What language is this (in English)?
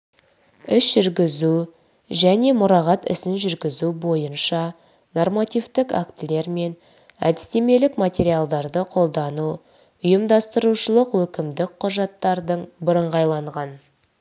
Kazakh